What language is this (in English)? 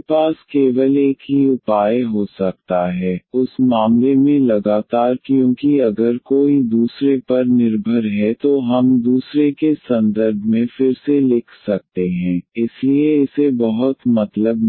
Hindi